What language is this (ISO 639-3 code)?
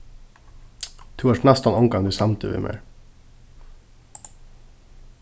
fao